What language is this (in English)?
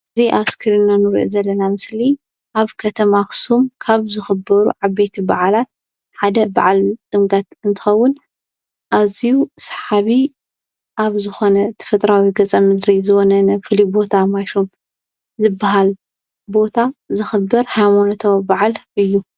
Tigrinya